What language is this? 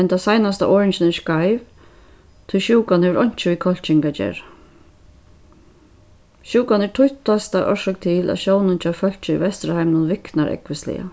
Faroese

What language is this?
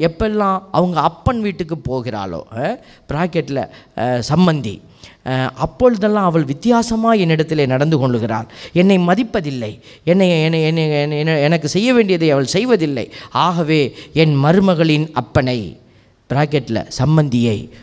Tamil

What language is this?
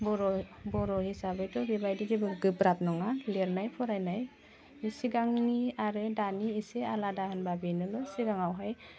Bodo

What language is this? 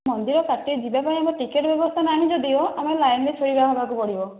Odia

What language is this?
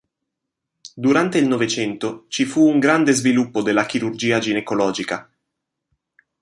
Italian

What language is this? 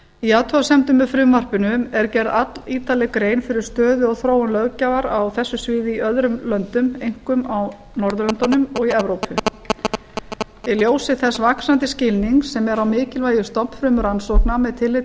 Icelandic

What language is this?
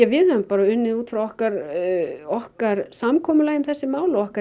Icelandic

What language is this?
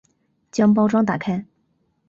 Chinese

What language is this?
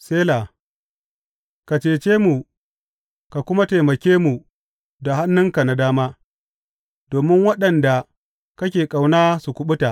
Hausa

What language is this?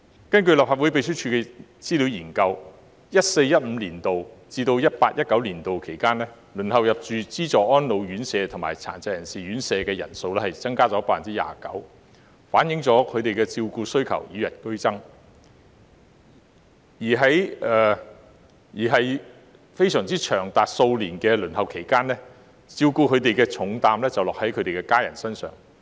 Cantonese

